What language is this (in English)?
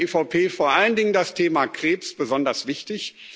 German